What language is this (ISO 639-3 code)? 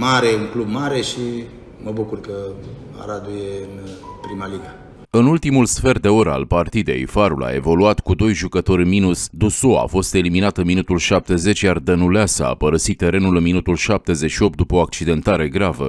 ron